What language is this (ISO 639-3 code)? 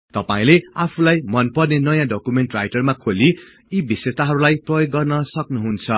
nep